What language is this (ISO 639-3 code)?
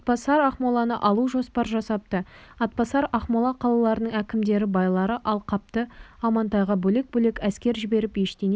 kaz